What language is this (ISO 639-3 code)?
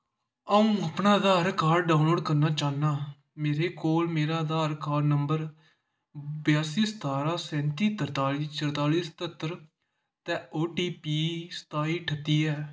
doi